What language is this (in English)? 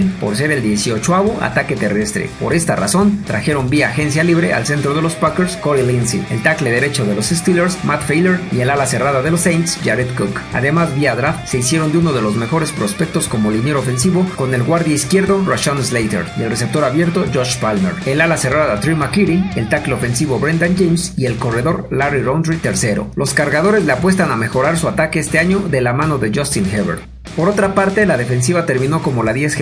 Spanish